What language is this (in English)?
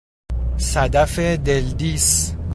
Persian